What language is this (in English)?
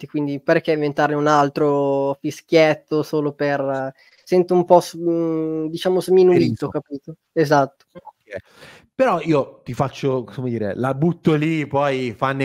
Italian